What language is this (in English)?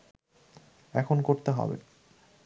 Bangla